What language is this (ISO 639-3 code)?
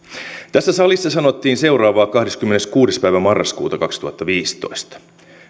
fin